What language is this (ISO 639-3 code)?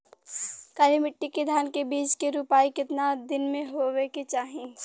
bho